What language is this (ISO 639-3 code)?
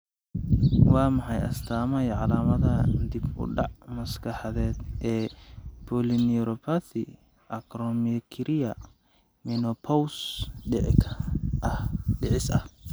som